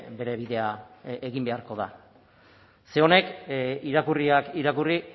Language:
Basque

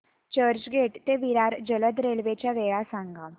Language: Marathi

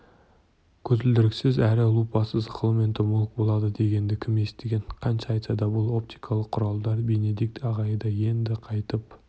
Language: Kazakh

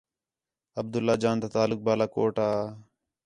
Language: Khetrani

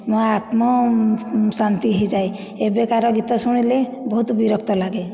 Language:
Odia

